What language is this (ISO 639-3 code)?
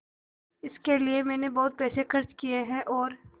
hin